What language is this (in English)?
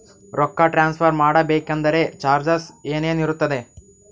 Kannada